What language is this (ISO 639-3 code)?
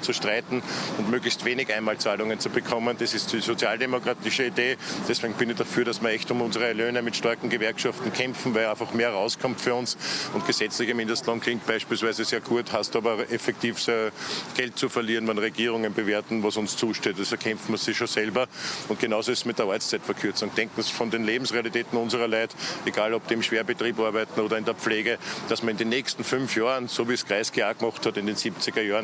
deu